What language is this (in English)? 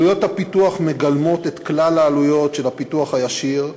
Hebrew